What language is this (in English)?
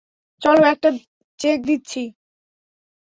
Bangla